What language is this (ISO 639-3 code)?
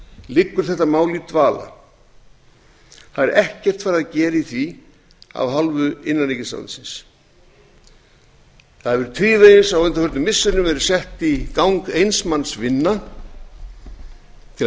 isl